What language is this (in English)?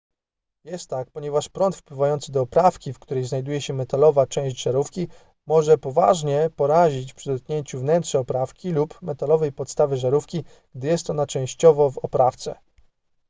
Polish